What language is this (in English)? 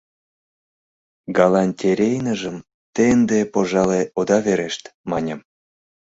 Mari